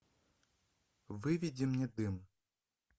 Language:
Russian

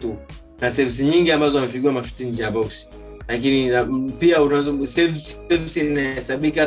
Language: Swahili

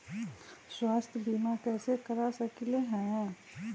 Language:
Magahi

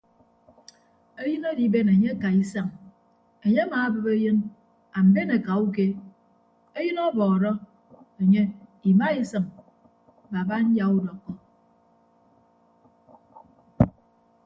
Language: Ibibio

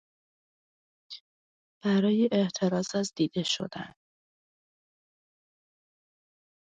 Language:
Persian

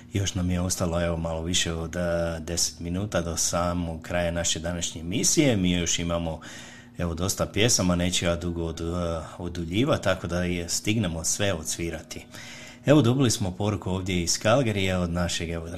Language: Croatian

